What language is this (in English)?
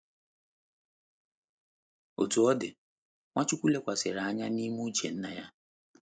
Igbo